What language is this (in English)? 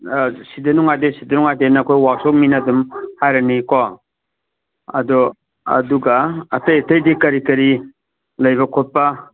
Manipuri